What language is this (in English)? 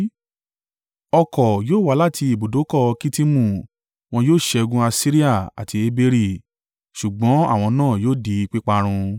Yoruba